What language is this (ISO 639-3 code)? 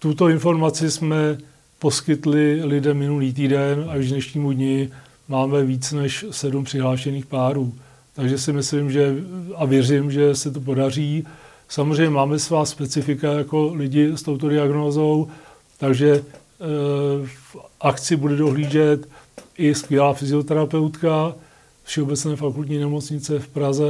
ces